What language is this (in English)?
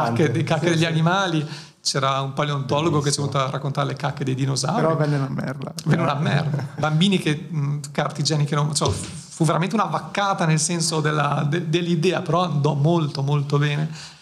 Italian